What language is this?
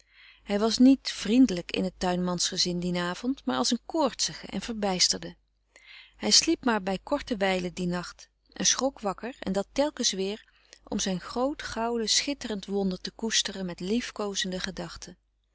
Dutch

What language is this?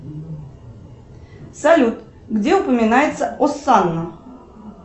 Russian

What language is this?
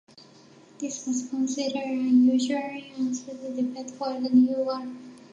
English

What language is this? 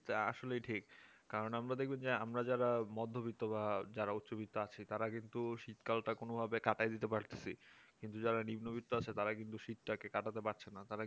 Bangla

